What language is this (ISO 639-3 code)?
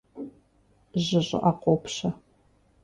kbd